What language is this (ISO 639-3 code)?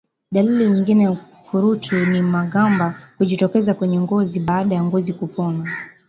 swa